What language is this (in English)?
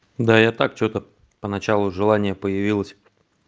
Russian